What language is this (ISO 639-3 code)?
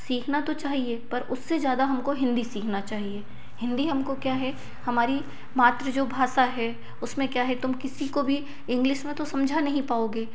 hin